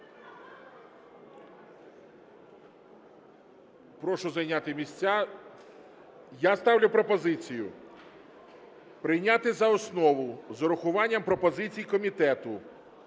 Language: Ukrainian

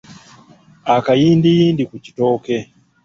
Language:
Ganda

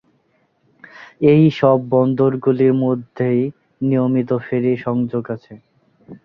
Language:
Bangla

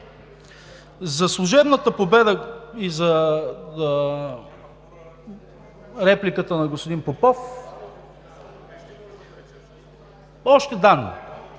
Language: Bulgarian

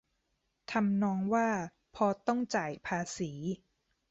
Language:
Thai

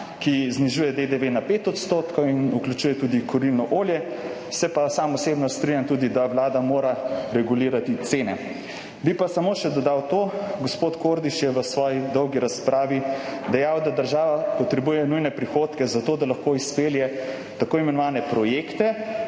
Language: Slovenian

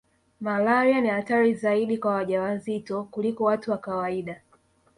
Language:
Swahili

